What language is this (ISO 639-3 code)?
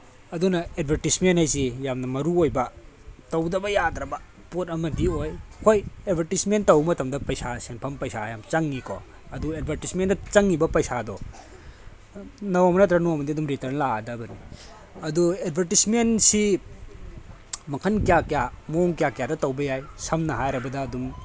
mni